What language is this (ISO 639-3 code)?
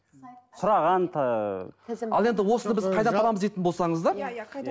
kaz